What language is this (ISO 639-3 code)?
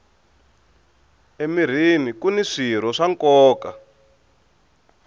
tso